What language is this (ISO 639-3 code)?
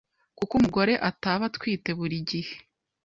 kin